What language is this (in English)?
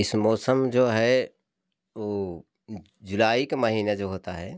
Hindi